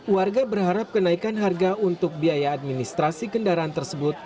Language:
Indonesian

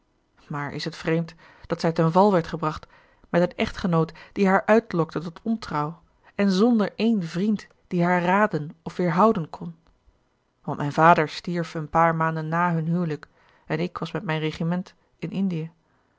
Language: Dutch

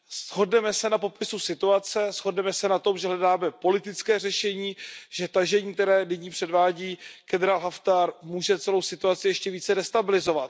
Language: Czech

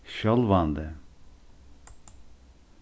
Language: Faroese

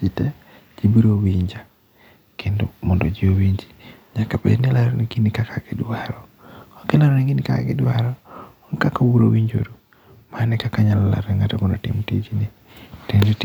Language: Luo (Kenya and Tanzania)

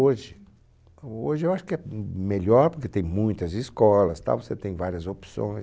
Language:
Portuguese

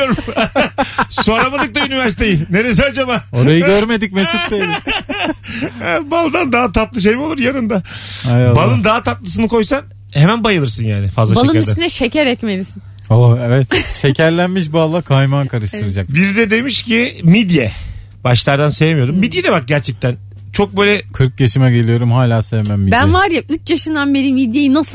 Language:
Turkish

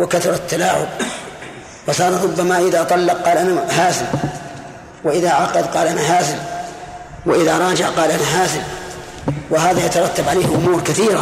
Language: Arabic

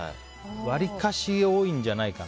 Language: Japanese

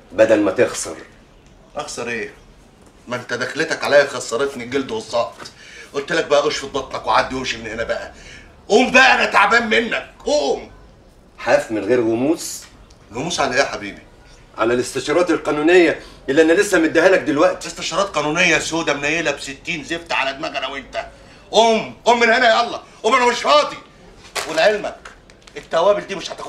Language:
Arabic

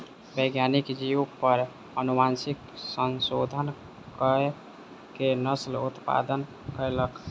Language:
Maithili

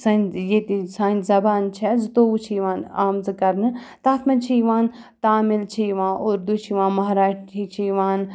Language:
Kashmiri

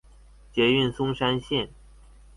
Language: Chinese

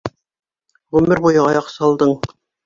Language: Bashkir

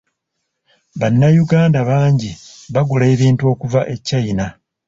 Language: Ganda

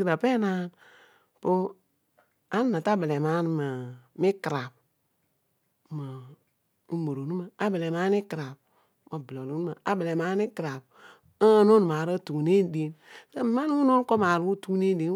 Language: Odual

